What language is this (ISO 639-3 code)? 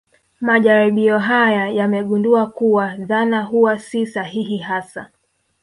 swa